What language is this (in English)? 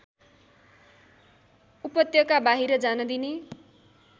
Nepali